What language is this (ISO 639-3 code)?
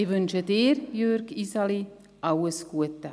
gsw